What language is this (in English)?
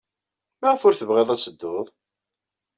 Kabyle